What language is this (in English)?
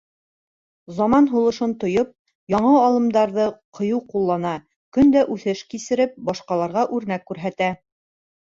Bashkir